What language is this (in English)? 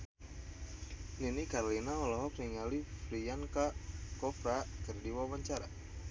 Sundanese